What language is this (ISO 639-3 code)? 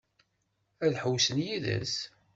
kab